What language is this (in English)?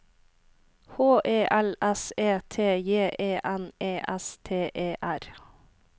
Norwegian